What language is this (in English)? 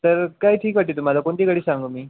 Marathi